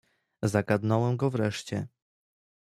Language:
Polish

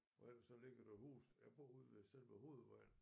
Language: Danish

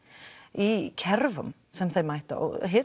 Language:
Icelandic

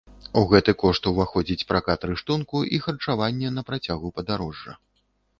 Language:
Belarusian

